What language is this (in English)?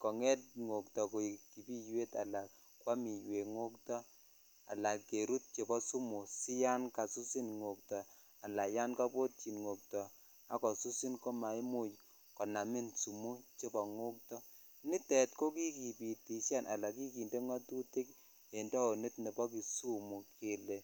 Kalenjin